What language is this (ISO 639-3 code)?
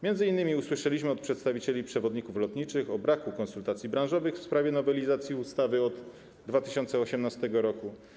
pol